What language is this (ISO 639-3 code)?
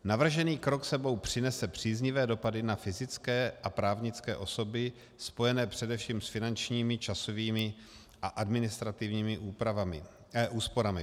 ces